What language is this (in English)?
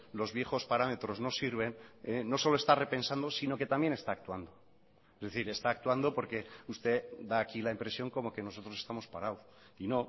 Spanish